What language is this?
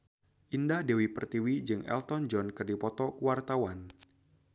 Sundanese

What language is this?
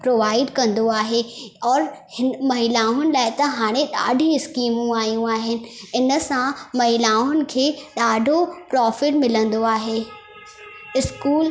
Sindhi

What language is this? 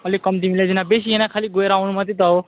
Nepali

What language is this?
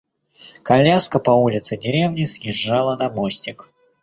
Russian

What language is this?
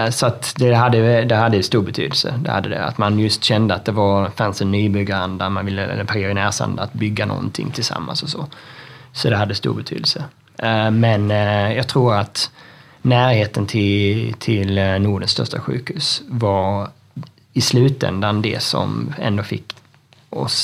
Swedish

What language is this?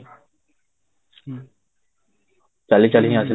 Odia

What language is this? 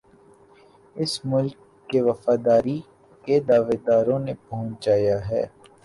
Urdu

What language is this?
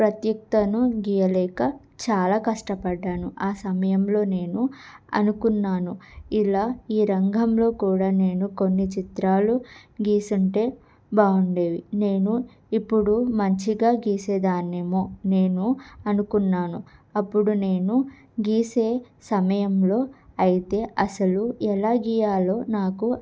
Telugu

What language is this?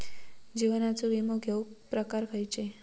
Marathi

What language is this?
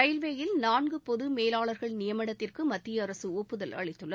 Tamil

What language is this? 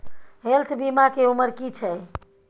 Maithili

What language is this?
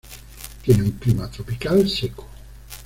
Spanish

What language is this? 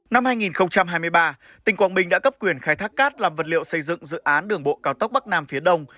Vietnamese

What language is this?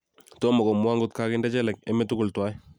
Kalenjin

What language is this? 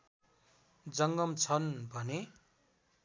Nepali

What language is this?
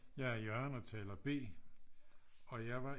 Danish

